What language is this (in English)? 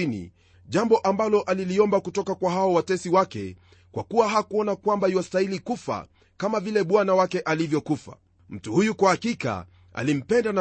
Swahili